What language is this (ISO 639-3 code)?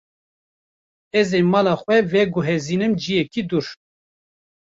kur